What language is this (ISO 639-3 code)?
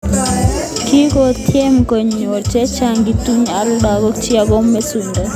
kln